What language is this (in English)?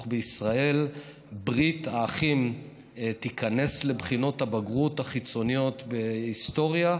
Hebrew